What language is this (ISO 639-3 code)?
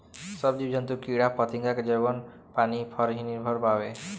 bho